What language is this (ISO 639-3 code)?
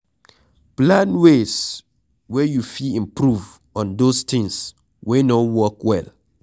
pcm